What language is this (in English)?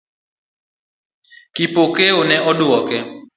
Luo (Kenya and Tanzania)